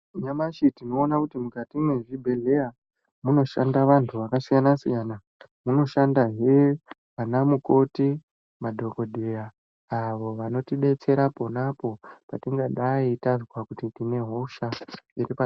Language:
Ndau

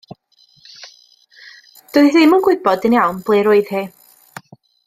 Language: Welsh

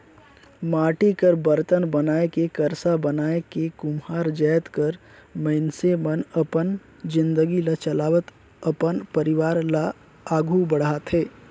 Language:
Chhattisgarhi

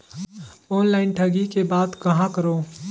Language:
Chhattisgarhi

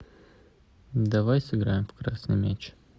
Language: Russian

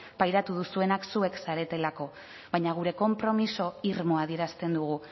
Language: Basque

